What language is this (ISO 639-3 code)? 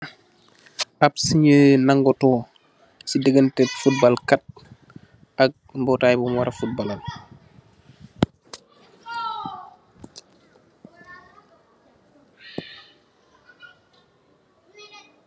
wol